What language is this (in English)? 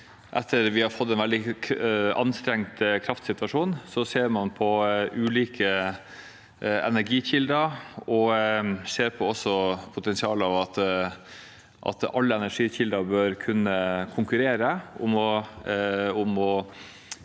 Norwegian